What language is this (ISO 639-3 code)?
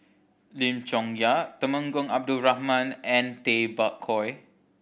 eng